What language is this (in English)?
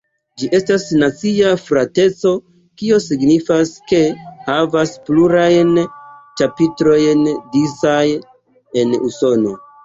Esperanto